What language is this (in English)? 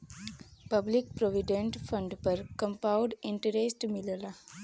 Bhojpuri